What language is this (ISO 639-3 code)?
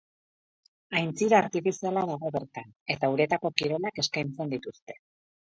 eus